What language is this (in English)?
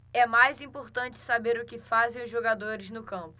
Portuguese